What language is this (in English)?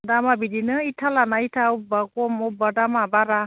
Bodo